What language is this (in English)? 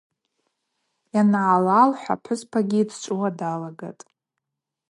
Abaza